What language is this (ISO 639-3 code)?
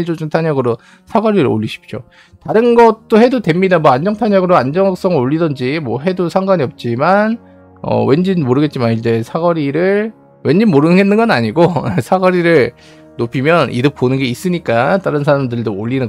kor